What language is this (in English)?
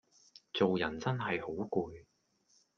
Cantonese